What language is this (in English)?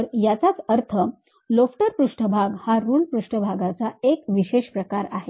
Marathi